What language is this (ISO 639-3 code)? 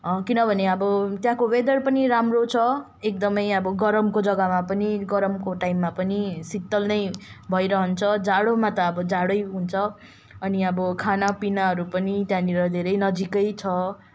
nep